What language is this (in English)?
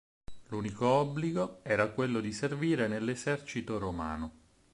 Italian